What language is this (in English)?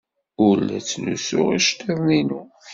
Kabyle